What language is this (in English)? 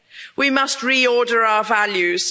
English